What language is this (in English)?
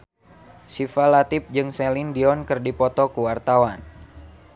Sundanese